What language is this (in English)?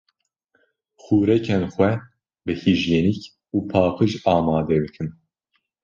Kurdish